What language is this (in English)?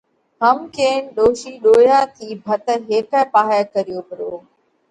Parkari Koli